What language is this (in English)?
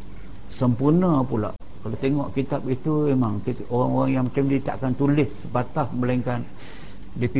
Malay